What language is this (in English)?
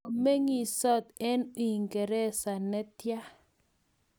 Kalenjin